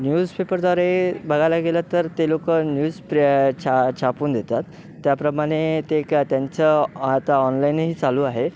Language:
Marathi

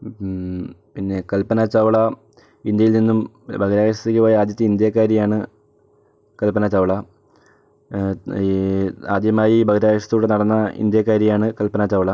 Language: Malayalam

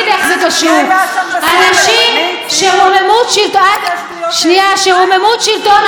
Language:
Hebrew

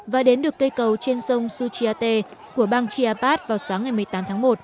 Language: Vietnamese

